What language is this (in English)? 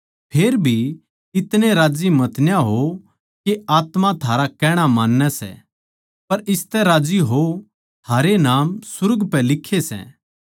Haryanvi